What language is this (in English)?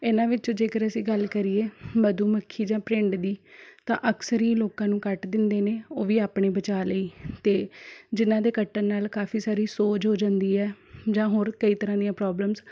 Punjabi